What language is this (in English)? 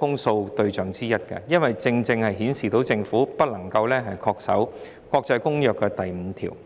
Cantonese